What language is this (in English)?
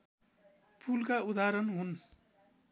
Nepali